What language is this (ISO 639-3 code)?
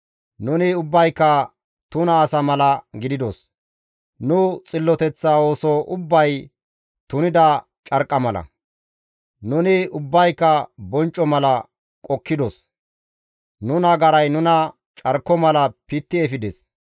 gmv